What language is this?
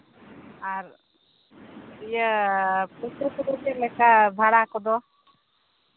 Santali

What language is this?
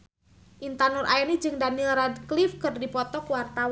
Sundanese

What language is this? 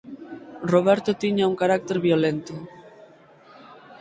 Galician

